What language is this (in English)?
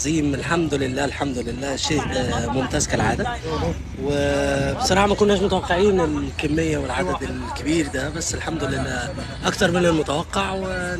Arabic